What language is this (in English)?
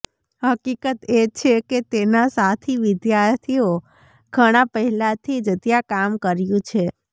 Gujarati